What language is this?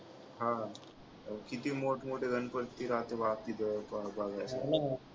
Marathi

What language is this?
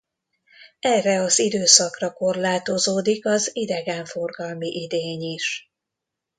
Hungarian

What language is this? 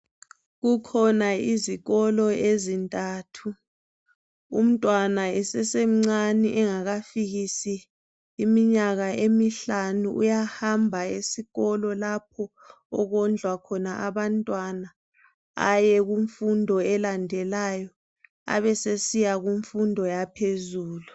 North Ndebele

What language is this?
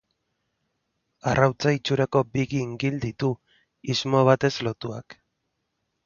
Basque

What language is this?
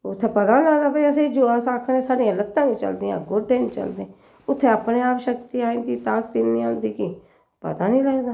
Dogri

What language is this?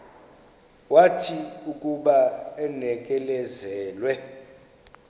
Xhosa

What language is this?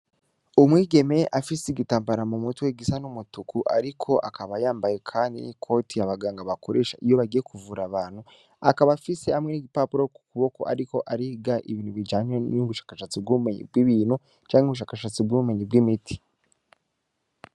Rundi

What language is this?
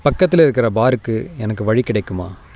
Tamil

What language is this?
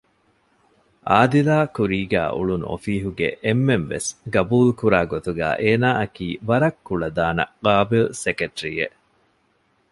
Divehi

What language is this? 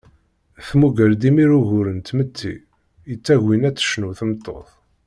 Kabyle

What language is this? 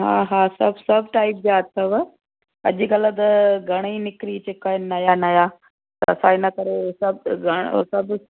Sindhi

